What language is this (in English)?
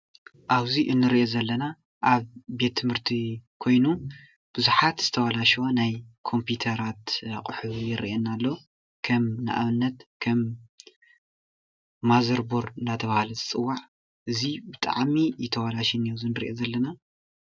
Tigrinya